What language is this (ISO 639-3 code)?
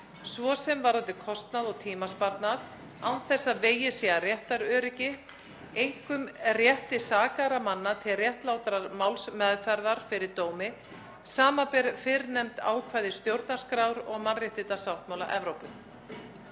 isl